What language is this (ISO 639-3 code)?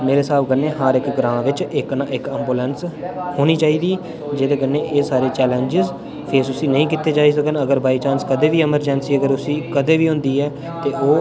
doi